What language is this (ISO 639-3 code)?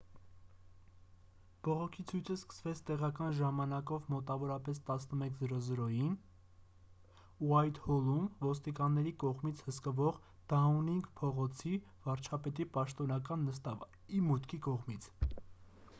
hye